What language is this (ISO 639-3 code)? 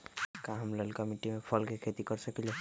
mag